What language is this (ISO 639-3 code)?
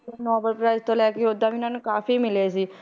pan